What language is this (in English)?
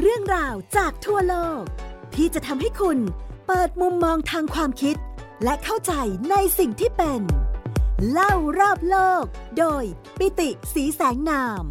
Thai